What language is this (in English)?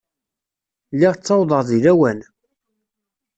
Kabyle